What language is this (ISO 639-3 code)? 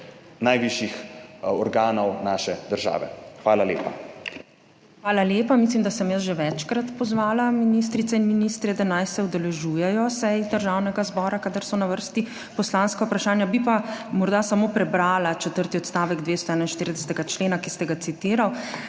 slv